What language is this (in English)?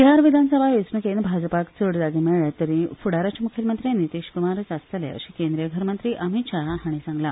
Konkani